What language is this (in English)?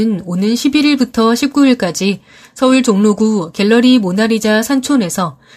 Korean